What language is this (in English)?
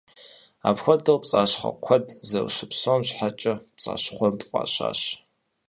Kabardian